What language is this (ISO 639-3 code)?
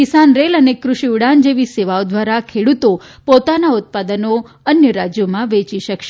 guj